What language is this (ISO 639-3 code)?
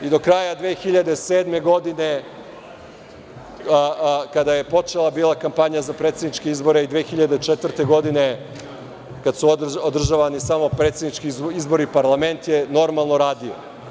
srp